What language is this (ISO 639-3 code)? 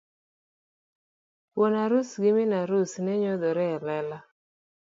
luo